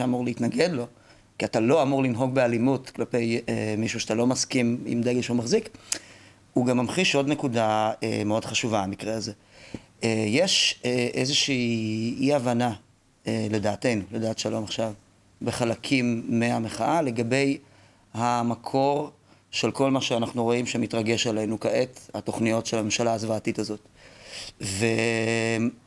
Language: Hebrew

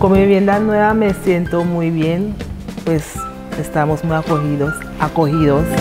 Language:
Spanish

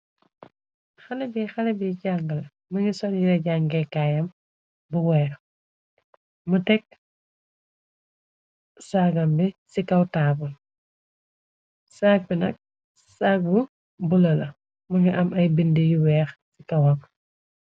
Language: Wolof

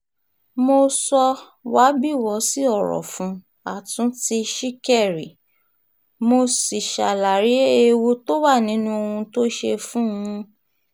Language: Yoruba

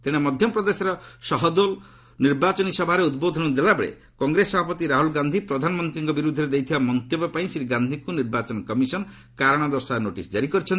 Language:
Odia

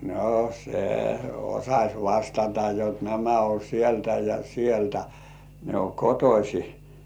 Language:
Finnish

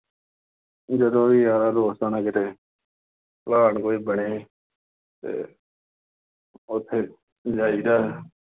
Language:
Punjabi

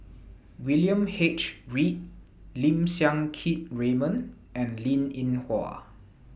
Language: English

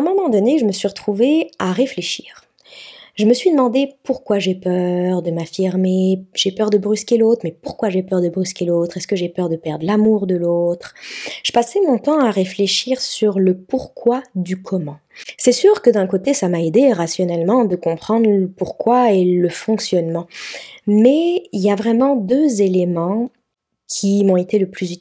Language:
French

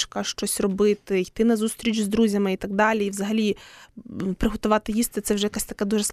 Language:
Ukrainian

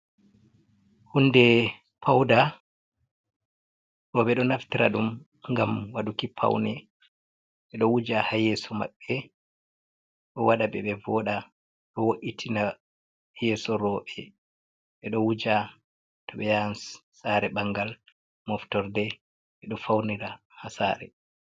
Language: Fula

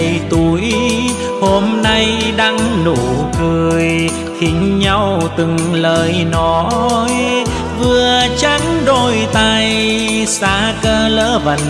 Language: Vietnamese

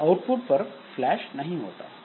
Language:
Hindi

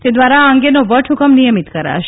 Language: Gujarati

